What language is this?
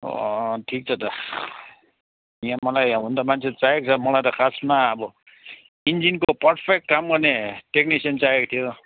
Nepali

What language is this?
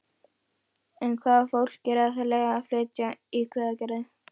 Icelandic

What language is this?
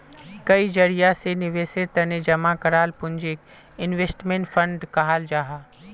Magahi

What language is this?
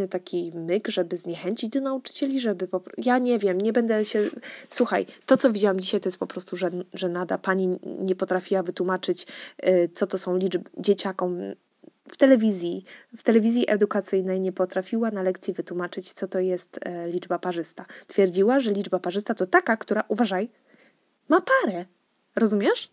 Polish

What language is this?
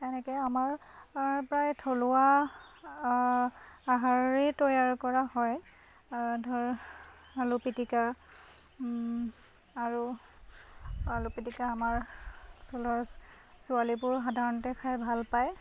Assamese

